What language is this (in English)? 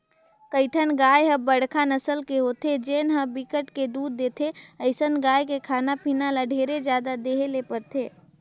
Chhattisgarhi